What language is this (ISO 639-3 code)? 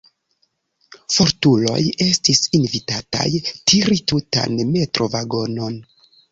epo